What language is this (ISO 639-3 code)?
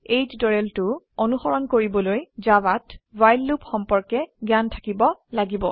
asm